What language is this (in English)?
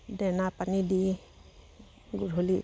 Assamese